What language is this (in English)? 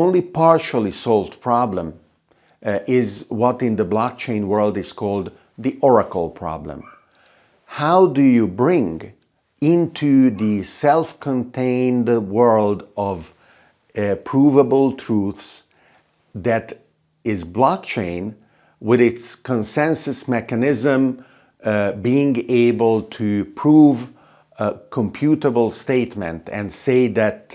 English